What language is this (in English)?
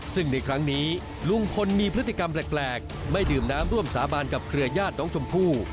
Thai